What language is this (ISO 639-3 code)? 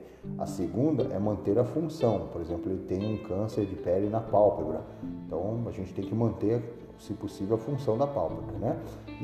por